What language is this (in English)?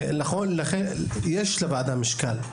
Hebrew